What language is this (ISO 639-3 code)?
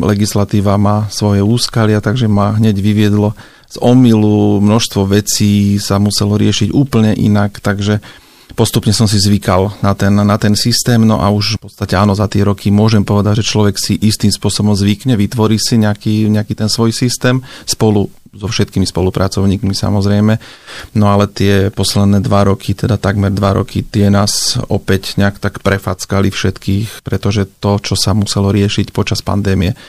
slk